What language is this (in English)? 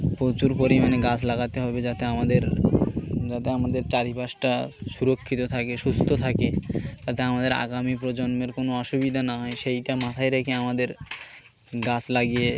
Bangla